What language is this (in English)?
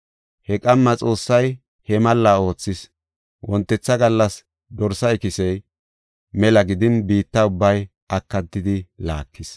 Gofa